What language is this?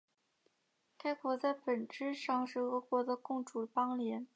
Chinese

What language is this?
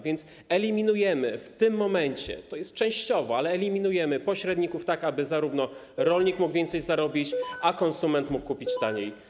Polish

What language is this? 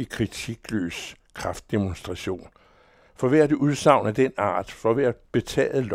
Danish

